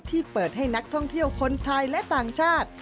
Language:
Thai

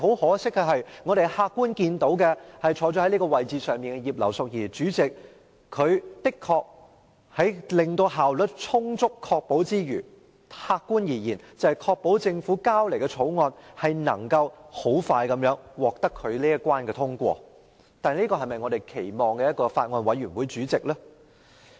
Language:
Cantonese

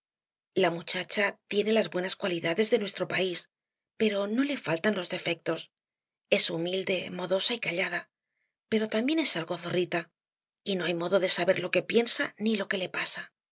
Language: Spanish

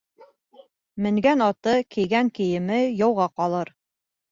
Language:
Bashkir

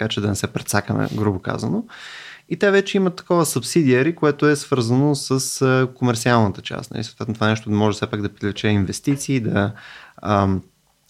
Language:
Bulgarian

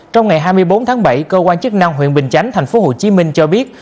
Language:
Vietnamese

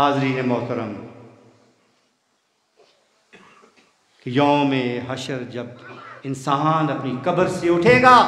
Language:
Hindi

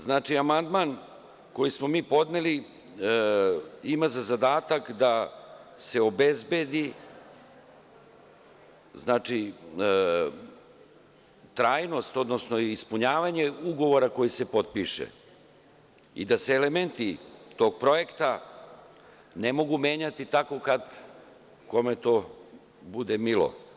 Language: Serbian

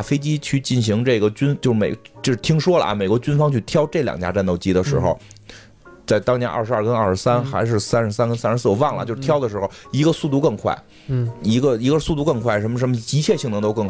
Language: Chinese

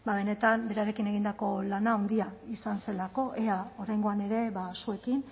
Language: Basque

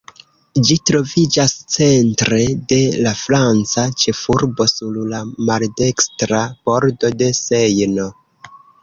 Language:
Esperanto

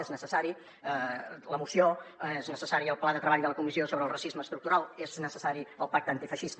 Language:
Catalan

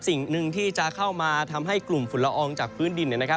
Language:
Thai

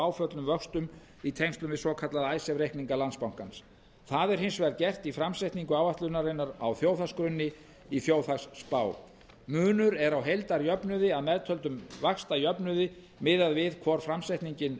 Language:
Icelandic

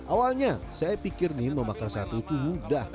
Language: Indonesian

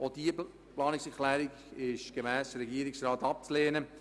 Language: Swiss German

